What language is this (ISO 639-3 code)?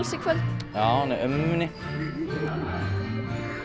isl